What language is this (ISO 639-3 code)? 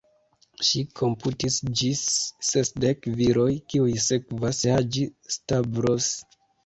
epo